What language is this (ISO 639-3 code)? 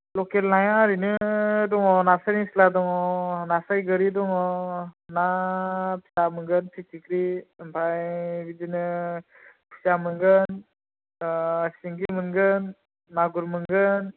brx